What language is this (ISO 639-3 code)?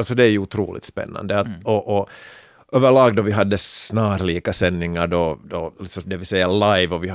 swe